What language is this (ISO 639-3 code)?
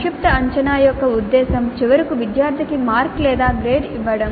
tel